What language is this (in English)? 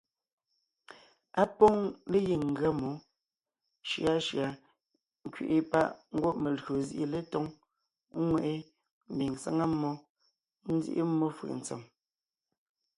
Ngiemboon